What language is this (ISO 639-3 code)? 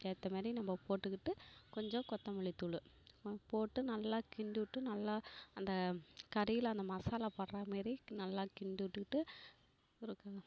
tam